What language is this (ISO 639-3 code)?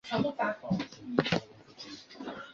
zho